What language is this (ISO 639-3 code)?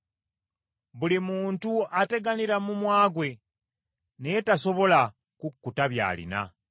lug